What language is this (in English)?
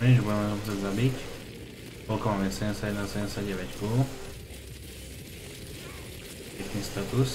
Slovak